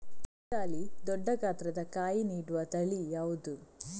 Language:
Kannada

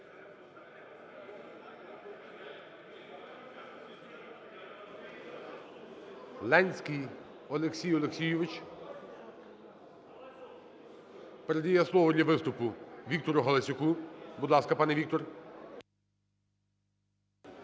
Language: Ukrainian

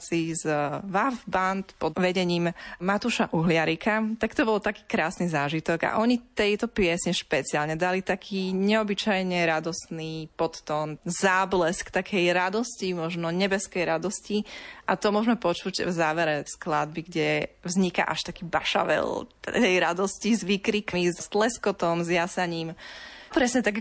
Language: Slovak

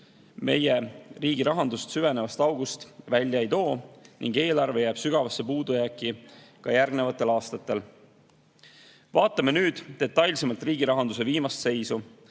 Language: Estonian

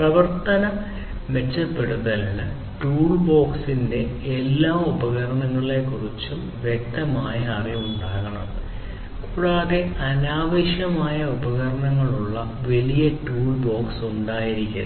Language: Malayalam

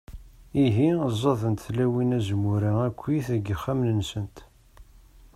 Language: Kabyle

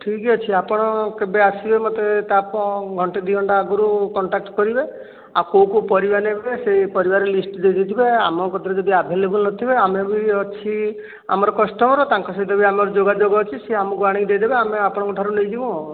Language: Odia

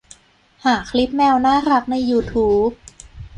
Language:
Thai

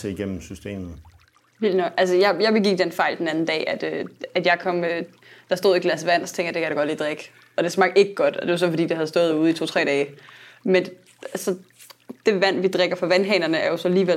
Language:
Danish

